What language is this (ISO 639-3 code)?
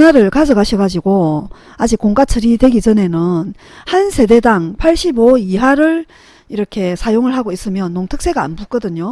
kor